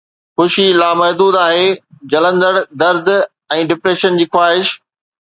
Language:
Sindhi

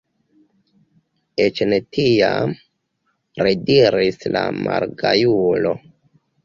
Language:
Esperanto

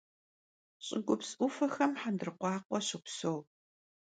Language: Kabardian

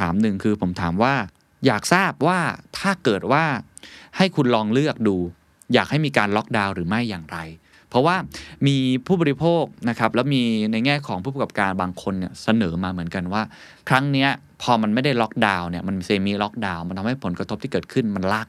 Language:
Thai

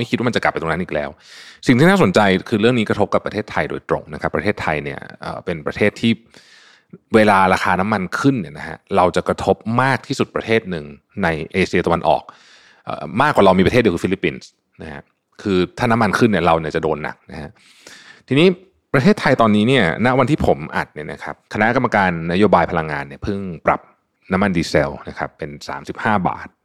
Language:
Thai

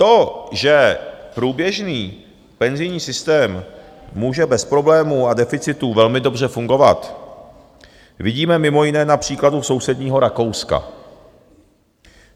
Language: Czech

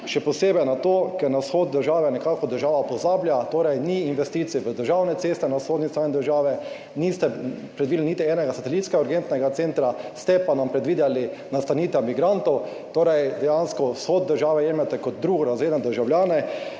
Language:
Slovenian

